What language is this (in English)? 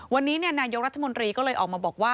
Thai